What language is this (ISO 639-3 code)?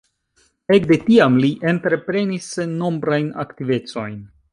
epo